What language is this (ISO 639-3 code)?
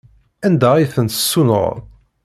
kab